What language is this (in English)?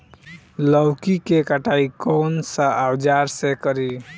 Bhojpuri